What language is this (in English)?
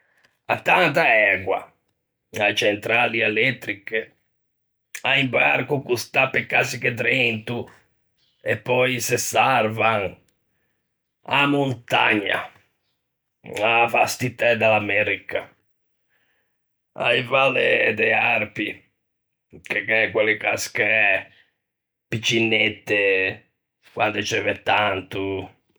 Ligurian